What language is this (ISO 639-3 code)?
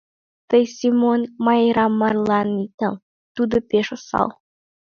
chm